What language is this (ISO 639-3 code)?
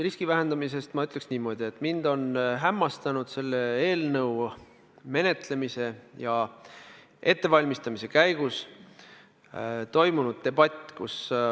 est